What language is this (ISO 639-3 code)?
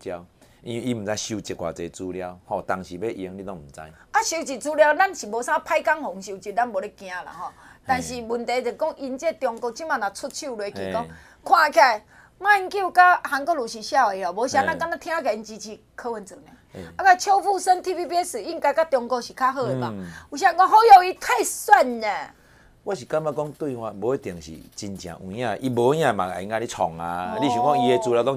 zho